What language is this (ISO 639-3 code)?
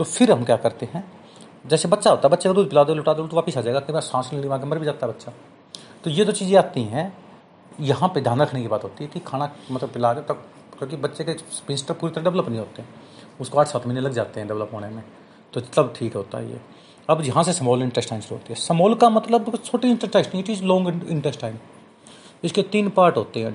hin